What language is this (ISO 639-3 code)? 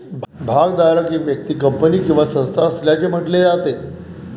mar